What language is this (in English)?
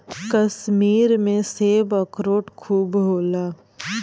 Bhojpuri